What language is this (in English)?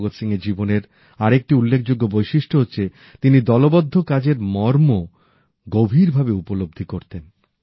Bangla